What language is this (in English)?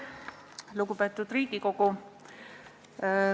Estonian